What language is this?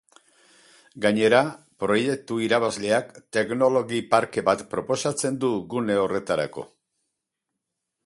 Basque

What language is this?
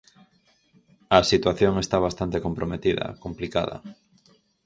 Galician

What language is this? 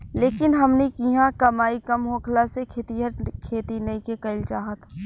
Bhojpuri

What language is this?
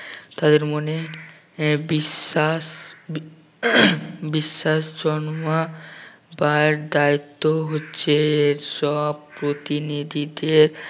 Bangla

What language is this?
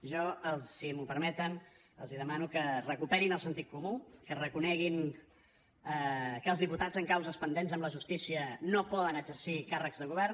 Catalan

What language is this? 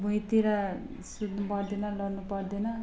Nepali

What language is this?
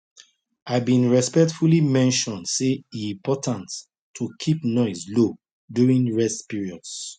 Nigerian Pidgin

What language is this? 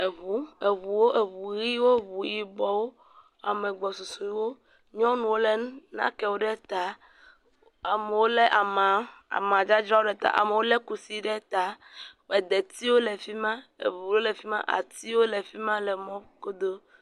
Ewe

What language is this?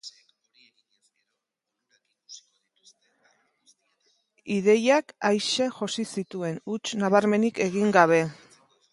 Basque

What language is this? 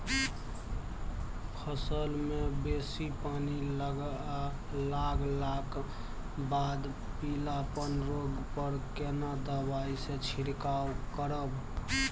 Maithili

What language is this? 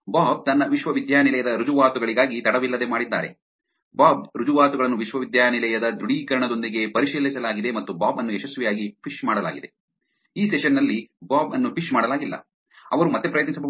Kannada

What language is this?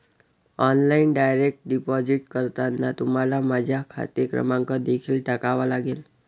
Marathi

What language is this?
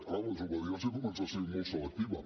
Catalan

